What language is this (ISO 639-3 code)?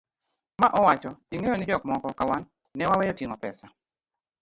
luo